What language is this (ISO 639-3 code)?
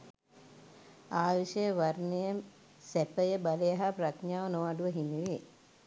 sin